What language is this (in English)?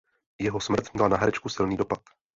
Czech